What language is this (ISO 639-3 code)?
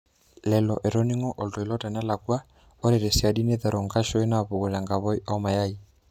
mas